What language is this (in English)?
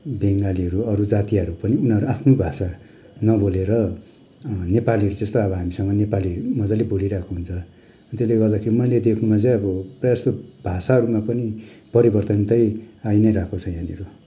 Nepali